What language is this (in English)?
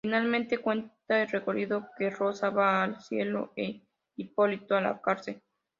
Spanish